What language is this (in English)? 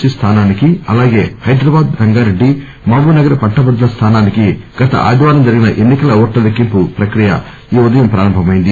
Telugu